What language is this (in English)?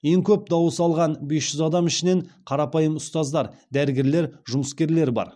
Kazakh